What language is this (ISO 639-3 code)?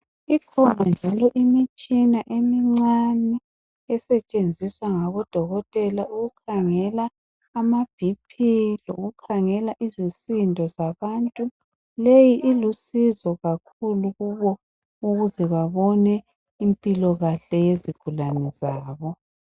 nde